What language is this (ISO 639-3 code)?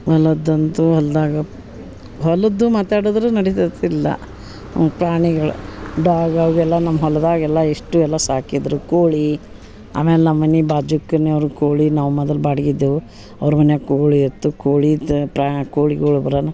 kan